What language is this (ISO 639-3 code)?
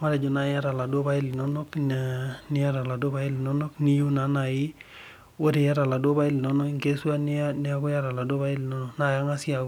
mas